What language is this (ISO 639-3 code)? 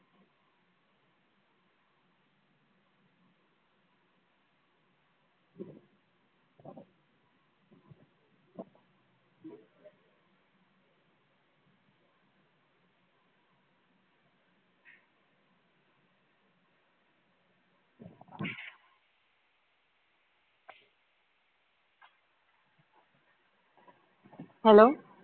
tam